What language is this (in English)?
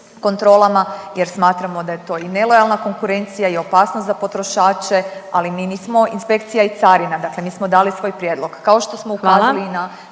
Croatian